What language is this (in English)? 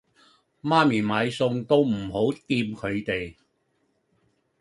Cantonese